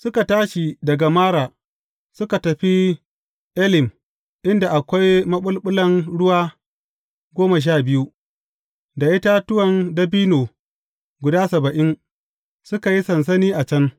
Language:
Hausa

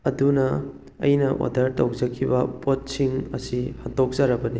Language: Manipuri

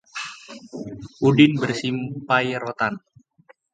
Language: Indonesian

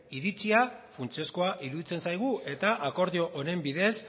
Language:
Basque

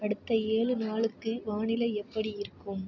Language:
Tamil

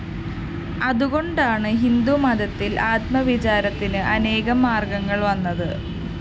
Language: Malayalam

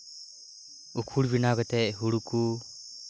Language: Santali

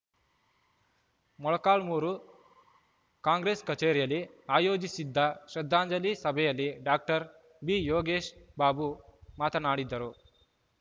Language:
Kannada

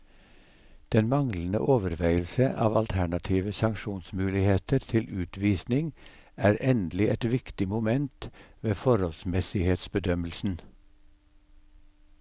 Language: Norwegian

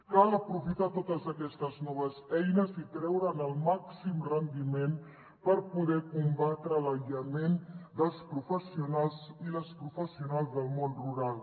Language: Catalan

